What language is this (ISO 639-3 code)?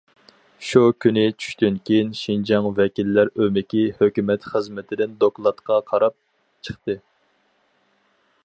uig